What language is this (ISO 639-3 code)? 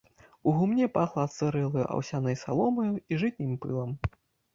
bel